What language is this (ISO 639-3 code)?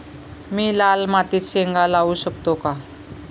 mar